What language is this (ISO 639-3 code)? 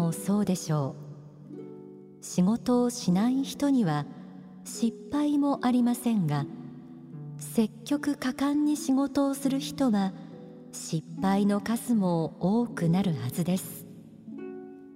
jpn